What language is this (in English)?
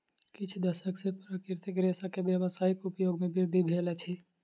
Maithili